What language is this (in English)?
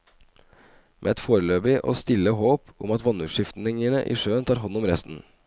Norwegian